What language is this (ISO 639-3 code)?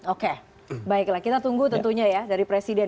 ind